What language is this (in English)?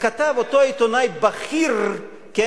Hebrew